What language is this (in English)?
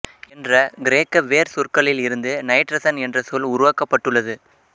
Tamil